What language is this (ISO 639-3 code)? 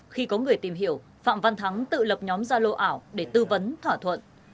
vie